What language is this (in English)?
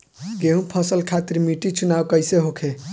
Bhojpuri